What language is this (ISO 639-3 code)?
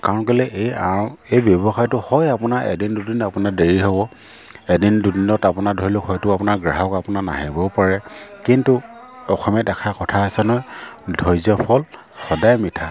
asm